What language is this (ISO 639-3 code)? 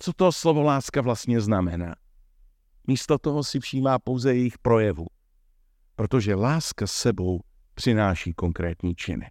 ces